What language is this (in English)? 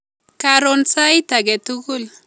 Kalenjin